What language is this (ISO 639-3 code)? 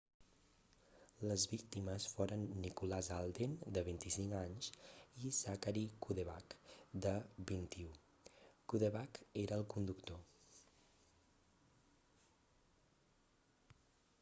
cat